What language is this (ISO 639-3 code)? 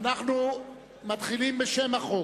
heb